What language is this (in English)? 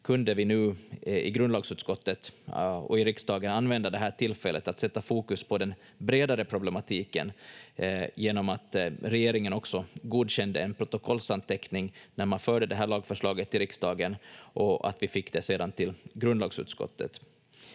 Finnish